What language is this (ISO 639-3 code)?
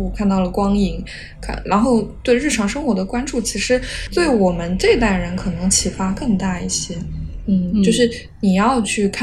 zho